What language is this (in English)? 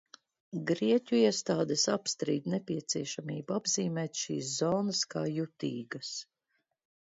Latvian